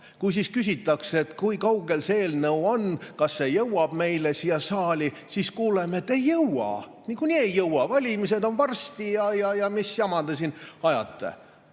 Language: Estonian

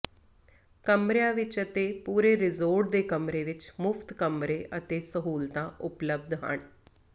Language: Punjabi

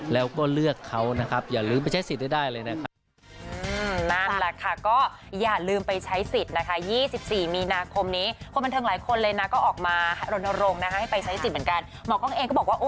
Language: Thai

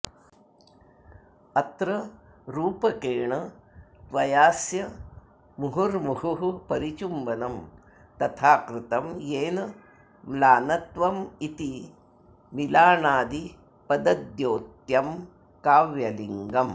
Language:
Sanskrit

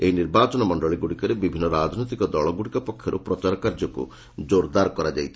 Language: Odia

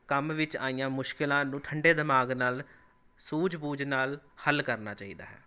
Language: Punjabi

